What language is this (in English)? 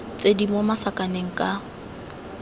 Tswana